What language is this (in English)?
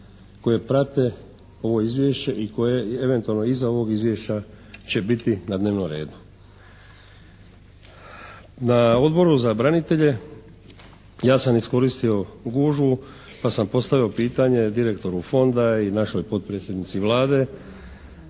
Croatian